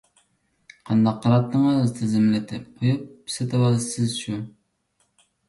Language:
Uyghur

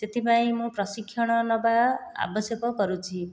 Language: Odia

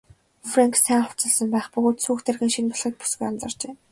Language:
Mongolian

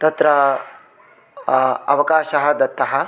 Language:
Sanskrit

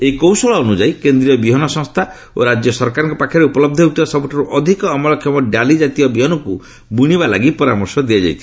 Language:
Odia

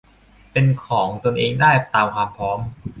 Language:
Thai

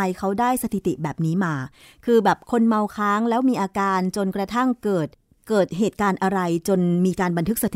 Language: Thai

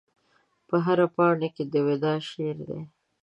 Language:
Pashto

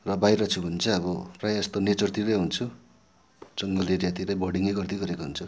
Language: Nepali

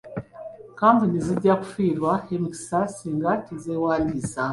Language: Ganda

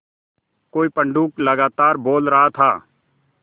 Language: Hindi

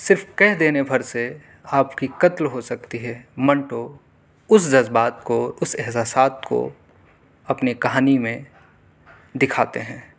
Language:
Urdu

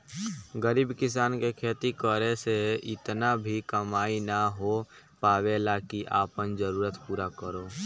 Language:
Bhojpuri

